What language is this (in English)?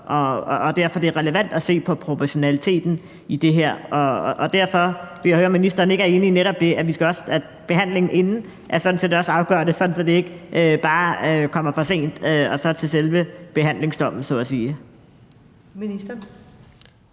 Danish